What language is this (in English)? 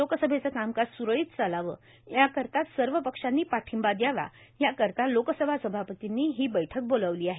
Marathi